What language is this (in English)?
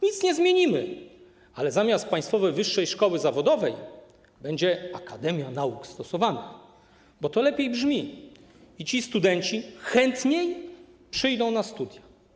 Polish